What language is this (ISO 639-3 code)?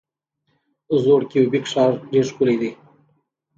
pus